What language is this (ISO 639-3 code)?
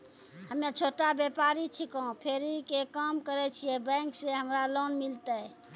mai